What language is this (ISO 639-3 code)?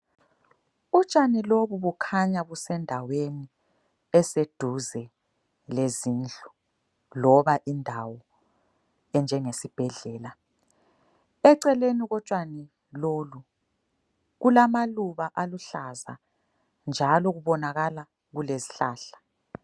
nde